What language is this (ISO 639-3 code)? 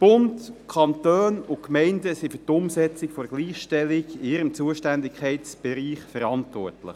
gsw